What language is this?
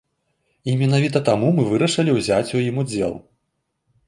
Belarusian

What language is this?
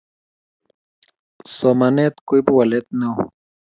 Kalenjin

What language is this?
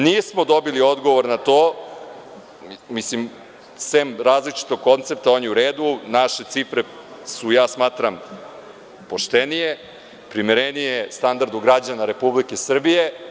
Serbian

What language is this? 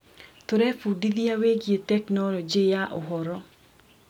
Kikuyu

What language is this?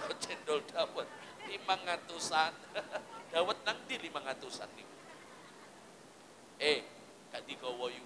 Indonesian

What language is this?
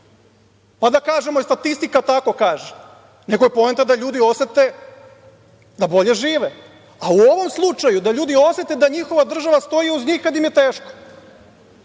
Serbian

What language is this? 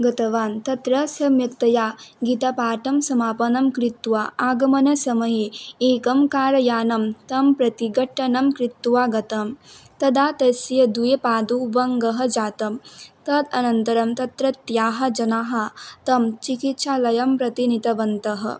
Sanskrit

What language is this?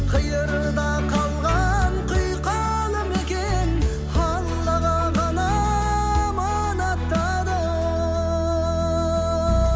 Kazakh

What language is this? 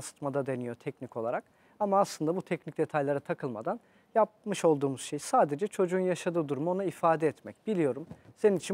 Turkish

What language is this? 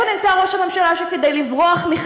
Hebrew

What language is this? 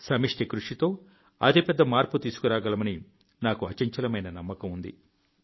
Telugu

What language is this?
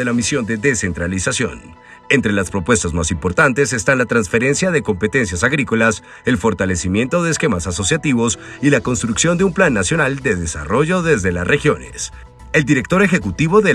Spanish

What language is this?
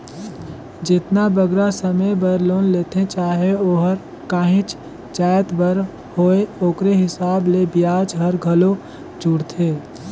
Chhattisgarhi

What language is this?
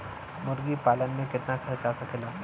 Bhojpuri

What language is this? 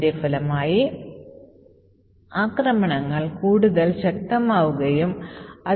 Malayalam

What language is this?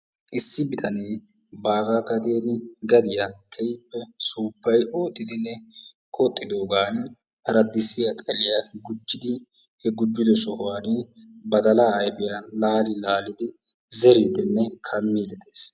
Wolaytta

